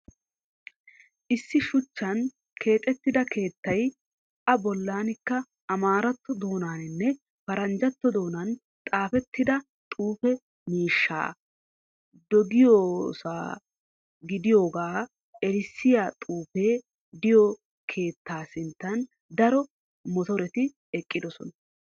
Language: Wolaytta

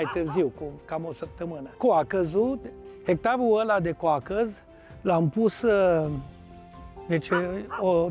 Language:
Romanian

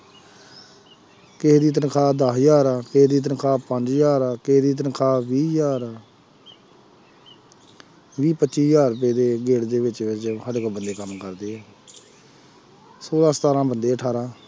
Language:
Punjabi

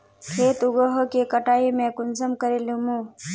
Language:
Magahi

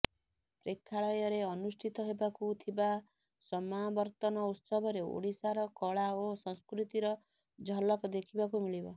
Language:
Odia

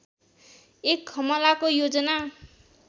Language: Nepali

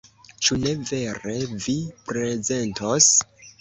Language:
Esperanto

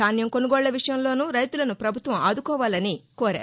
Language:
Telugu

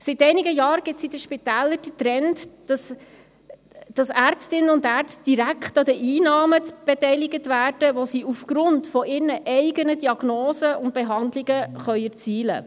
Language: Swiss German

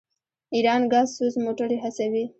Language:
Pashto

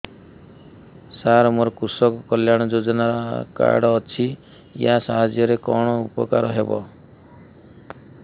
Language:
Odia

